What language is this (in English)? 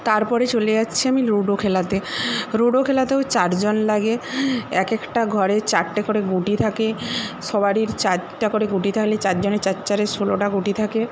Bangla